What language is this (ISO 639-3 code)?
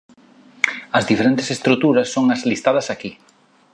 glg